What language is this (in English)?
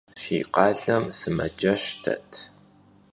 Kabardian